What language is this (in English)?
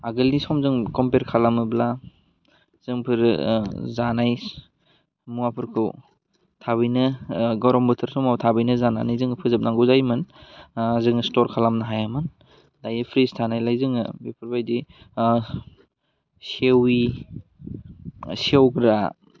Bodo